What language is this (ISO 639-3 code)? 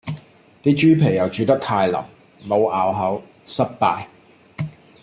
yue